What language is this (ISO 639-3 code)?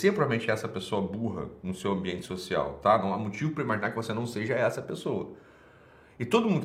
por